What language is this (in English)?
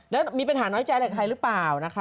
Thai